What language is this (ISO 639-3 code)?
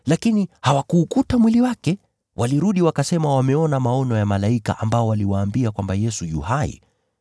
swa